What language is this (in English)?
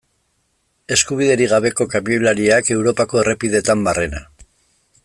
Basque